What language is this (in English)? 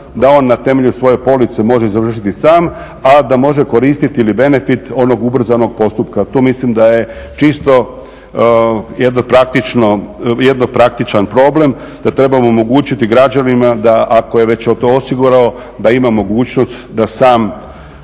Croatian